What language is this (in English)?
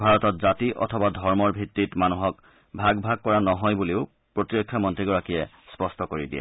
Assamese